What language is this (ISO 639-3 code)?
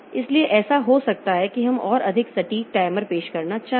hin